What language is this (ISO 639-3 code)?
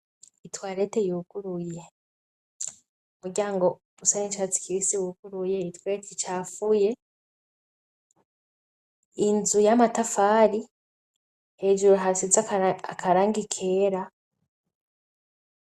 run